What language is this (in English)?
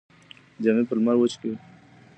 Pashto